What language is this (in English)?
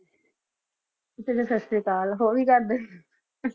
Punjabi